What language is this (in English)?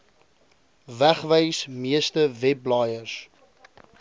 Afrikaans